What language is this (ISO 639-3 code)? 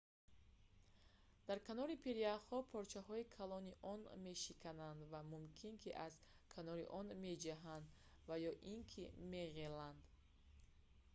tgk